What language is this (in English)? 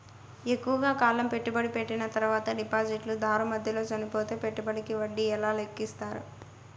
Telugu